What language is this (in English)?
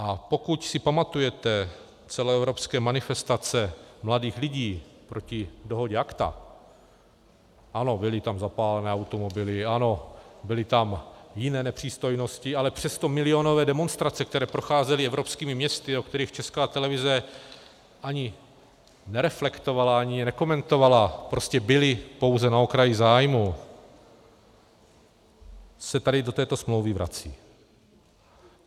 Czech